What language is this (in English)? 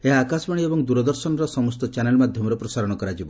Odia